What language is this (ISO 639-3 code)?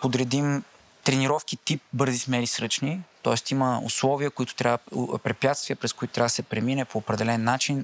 bul